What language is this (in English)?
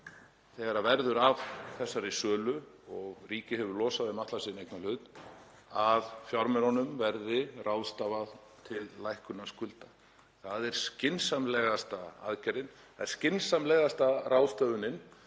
Icelandic